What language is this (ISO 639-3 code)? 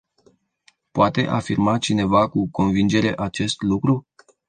ron